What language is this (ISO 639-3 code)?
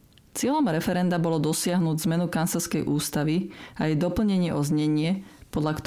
slk